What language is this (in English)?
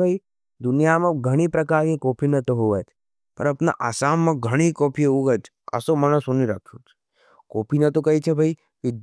Nimadi